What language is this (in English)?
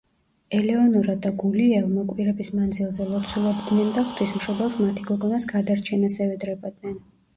Georgian